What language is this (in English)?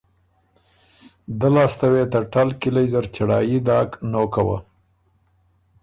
Ormuri